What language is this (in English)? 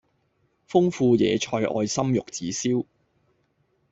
Cantonese